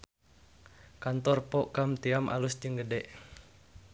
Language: Sundanese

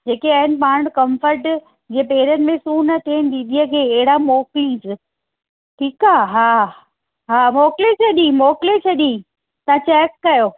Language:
Sindhi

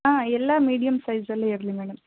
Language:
Kannada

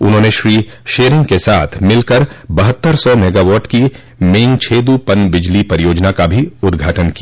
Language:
Hindi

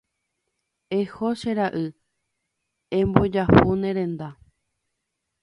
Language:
Guarani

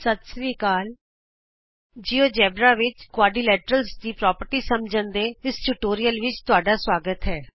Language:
Punjabi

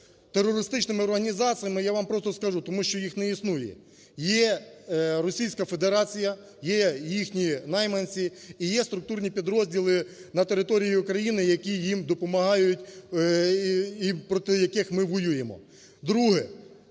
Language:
Ukrainian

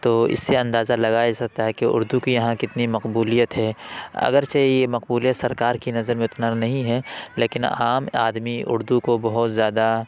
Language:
Urdu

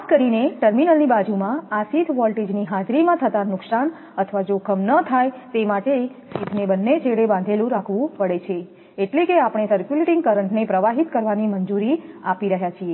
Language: Gujarati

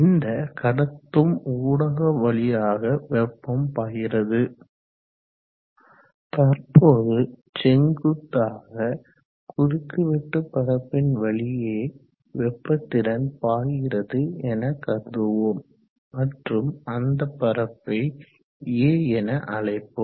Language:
Tamil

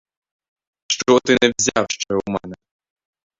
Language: Ukrainian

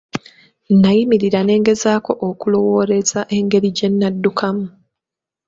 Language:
Ganda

